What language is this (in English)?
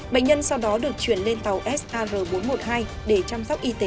Vietnamese